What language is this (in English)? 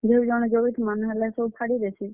Odia